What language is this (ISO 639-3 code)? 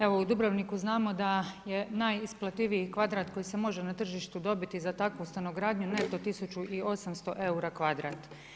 hrv